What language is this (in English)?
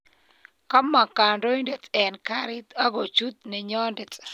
Kalenjin